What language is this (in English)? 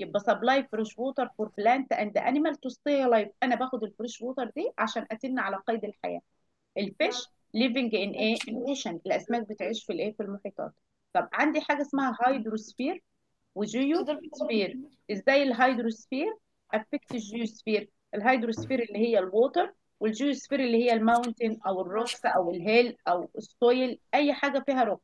Arabic